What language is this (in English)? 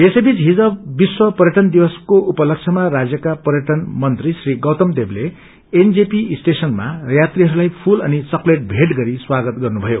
Nepali